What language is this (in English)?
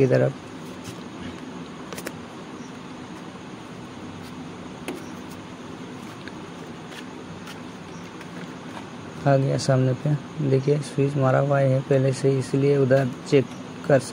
Hindi